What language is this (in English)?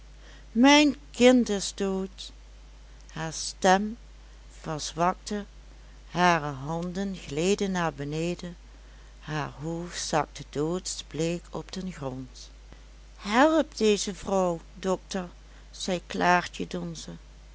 Dutch